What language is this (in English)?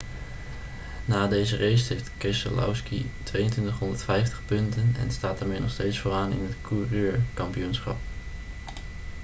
Dutch